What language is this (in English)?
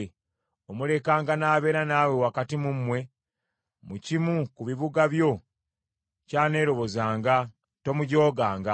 Ganda